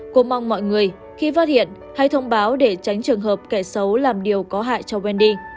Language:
Vietnamese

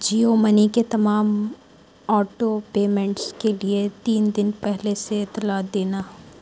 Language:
Urdu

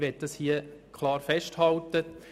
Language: Swiss German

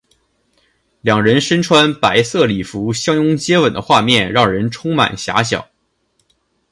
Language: Chinese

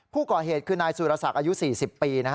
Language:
Thai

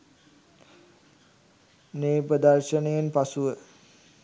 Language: Sinhala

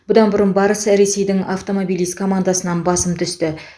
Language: Kazakh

